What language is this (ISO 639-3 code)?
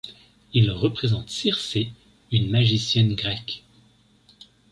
fra